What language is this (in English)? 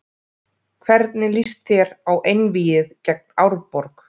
Icelandic